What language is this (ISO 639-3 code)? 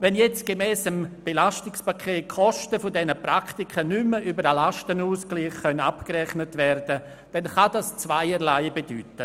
gsw